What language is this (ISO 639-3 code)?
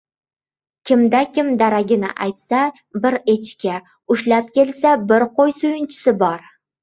uzb